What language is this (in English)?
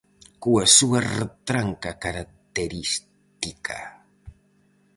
Galician